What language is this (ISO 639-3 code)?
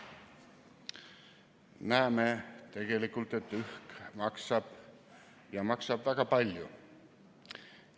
est